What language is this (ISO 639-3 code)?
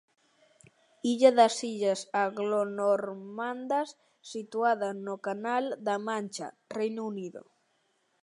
glg